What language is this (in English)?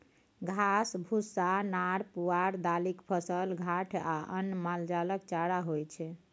Maithili